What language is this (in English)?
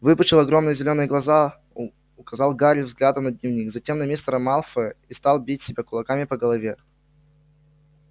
Russian